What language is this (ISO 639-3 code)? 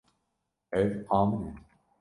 kur